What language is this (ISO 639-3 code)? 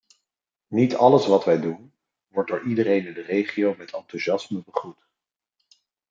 nld